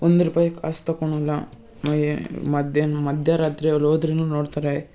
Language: Kannada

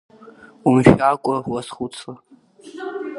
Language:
Abkhazian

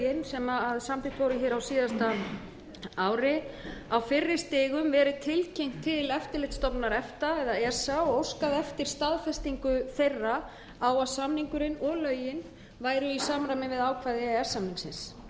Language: Icelandic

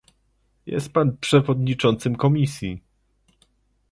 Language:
Polish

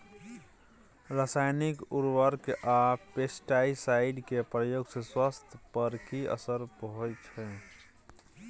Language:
Maithili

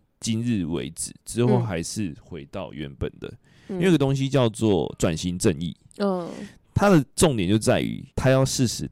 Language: Chinese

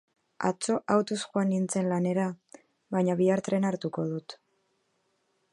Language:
Basque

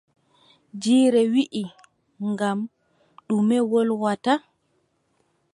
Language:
Adamawa Fulfulde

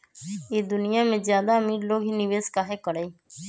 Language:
Magahi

